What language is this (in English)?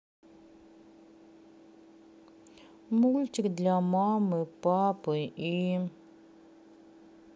Russian